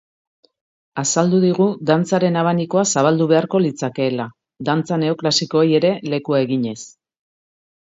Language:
Basque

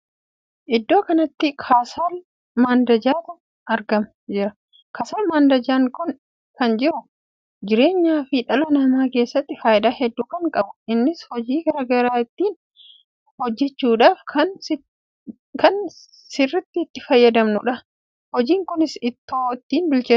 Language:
Oromo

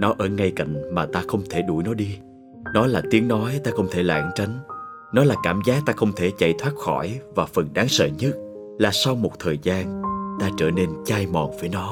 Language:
Vietnamese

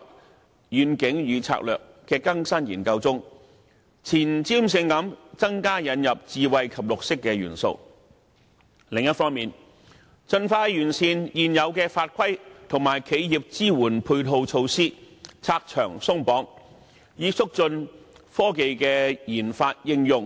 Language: Cantonese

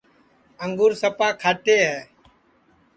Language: Sansi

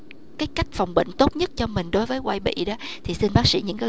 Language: Vietnamese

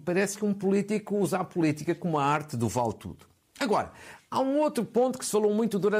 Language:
Portuguese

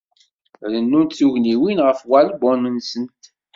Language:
Kabyle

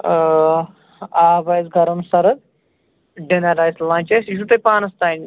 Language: Kashmiri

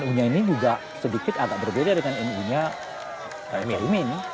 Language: Indonesian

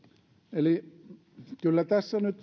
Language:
Finnish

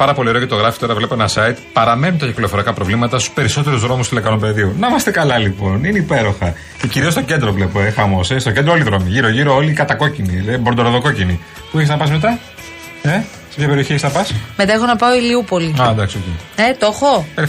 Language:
Greek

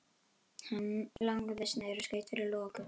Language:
Icelandic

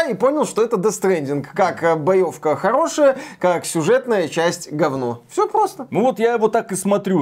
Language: Russian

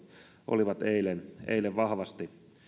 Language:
Finnish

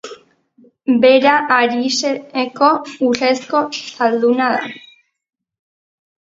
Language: Basque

